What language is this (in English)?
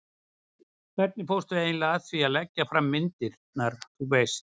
Icelandic